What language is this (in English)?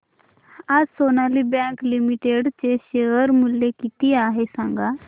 Marathi